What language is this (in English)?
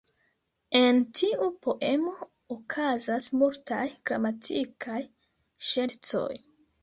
Esperanto